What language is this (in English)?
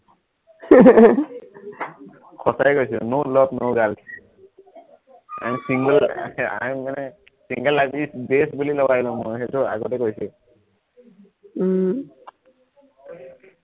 Assamese